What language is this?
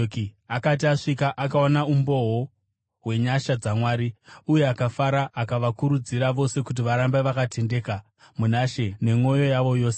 Shona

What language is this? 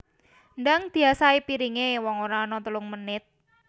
Javanese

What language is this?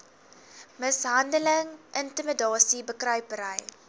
Afrikaans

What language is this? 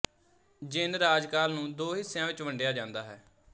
Punjabi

